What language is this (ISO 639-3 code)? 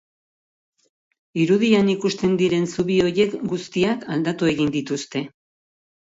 eus